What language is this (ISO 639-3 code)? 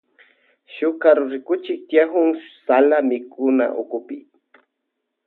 qvj